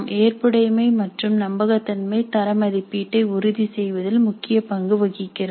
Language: Tamil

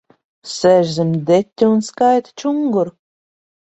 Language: Latvian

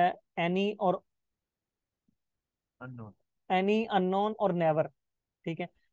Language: Hindi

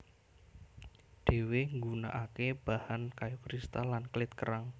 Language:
Javanese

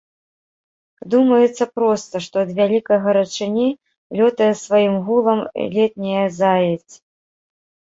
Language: Belarusian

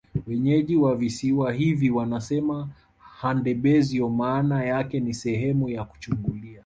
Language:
Swahili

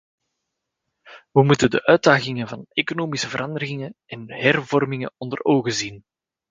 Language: Dutch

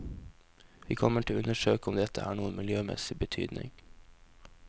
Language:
Norwegian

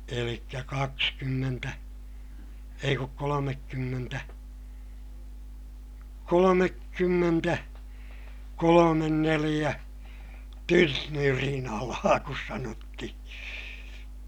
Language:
Finnish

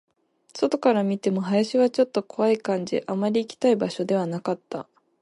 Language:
Japanese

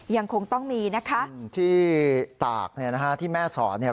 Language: Thai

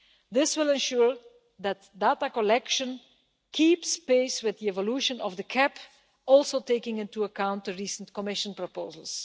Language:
English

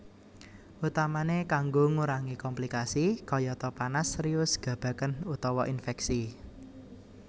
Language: Javanese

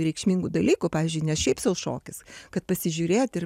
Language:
Lithuanian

